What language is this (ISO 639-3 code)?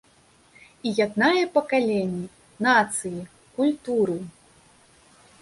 bel